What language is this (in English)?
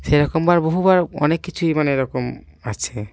Bangla